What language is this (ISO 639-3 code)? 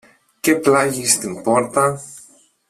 ell